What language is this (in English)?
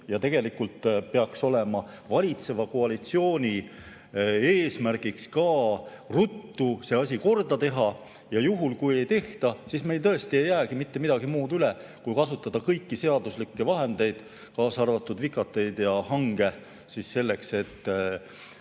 Estonian